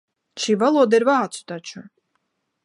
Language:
Latvian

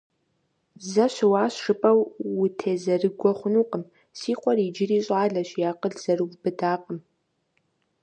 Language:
Kabardian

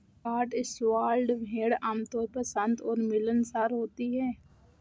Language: Hindi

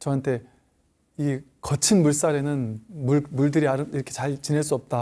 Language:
Korean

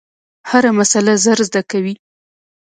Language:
Pashto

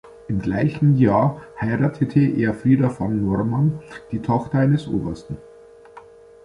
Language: German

